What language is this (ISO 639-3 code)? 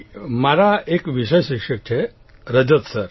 guj